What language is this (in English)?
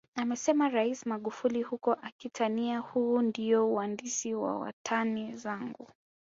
Swahili